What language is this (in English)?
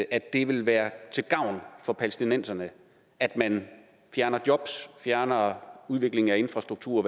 Danish